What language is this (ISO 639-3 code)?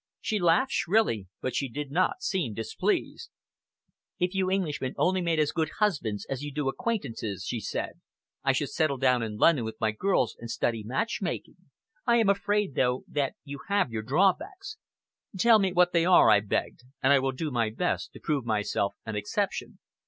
eng